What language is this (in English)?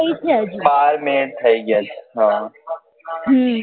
Gujarati